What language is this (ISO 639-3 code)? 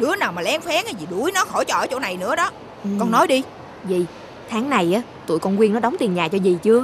vie